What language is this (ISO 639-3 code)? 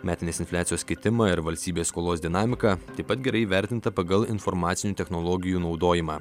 lit